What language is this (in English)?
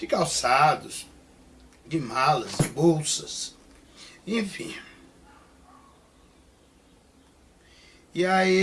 Portuguese